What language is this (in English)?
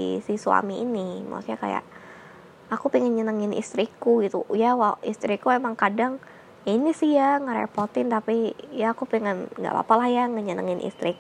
Indonesian